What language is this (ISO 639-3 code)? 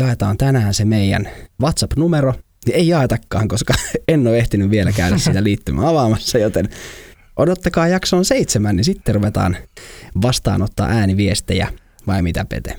fin